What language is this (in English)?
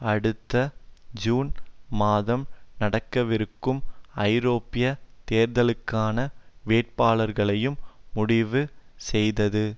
Tamil